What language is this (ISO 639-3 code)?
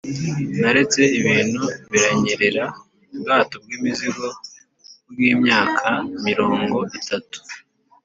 kin